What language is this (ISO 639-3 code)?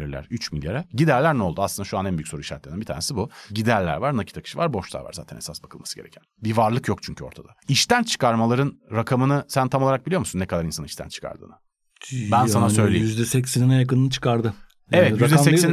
tur